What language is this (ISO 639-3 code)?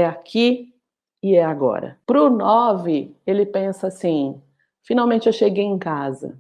por